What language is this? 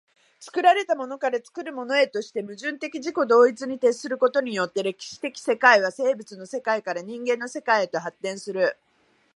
Japanese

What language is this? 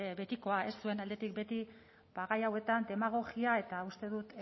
Basque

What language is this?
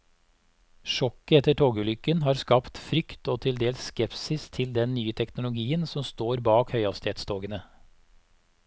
Norwegian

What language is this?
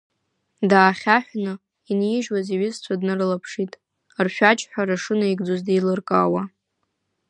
Abkhazian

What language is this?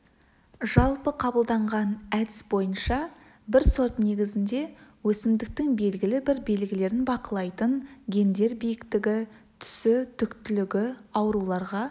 Kazakh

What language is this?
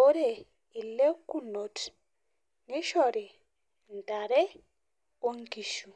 Masai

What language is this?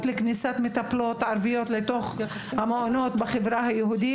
Hebrew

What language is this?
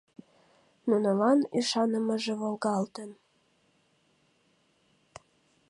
Mari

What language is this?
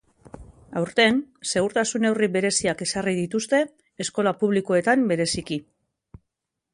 Basque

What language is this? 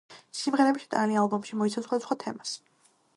Georgian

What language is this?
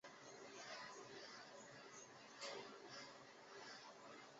Chinese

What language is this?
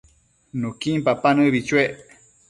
Matsés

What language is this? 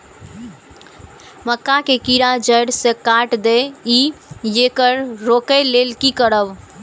Maithili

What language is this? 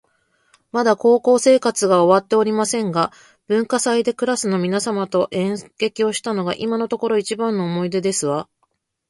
Japanese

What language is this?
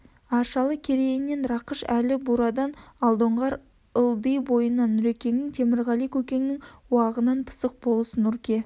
Kazakh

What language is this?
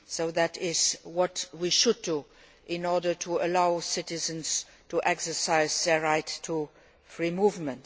English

